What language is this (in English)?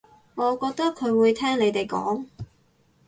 Cantonese